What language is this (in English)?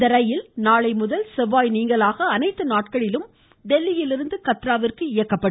Tamil